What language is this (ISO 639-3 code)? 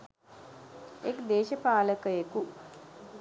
sin